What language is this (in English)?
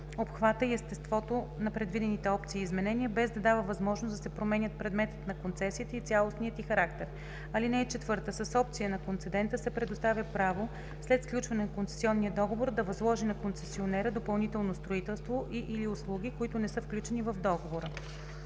Bulgarian